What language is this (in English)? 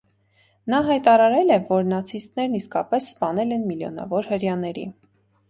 Armenian